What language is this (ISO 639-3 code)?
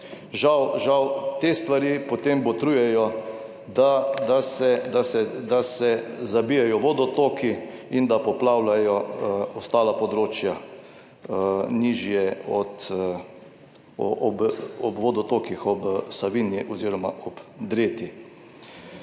slv